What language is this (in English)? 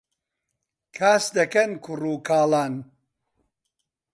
Central Kurdish